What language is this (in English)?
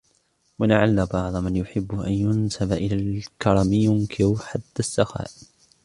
Arabic